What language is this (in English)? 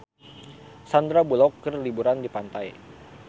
Sundanese